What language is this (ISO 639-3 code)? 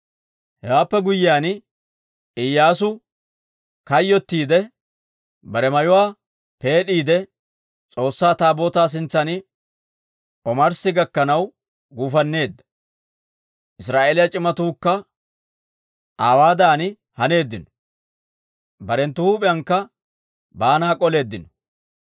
dwr